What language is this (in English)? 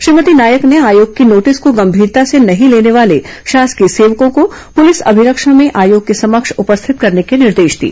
Hindi